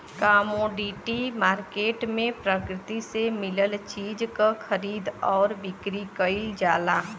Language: Bhojpuri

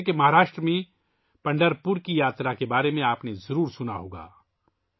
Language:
Urdu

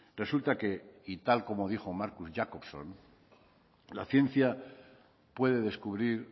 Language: Spanish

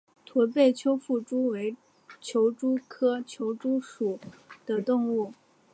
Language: Chinese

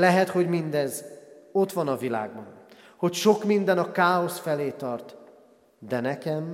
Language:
Hungarian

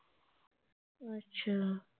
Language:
Punjabi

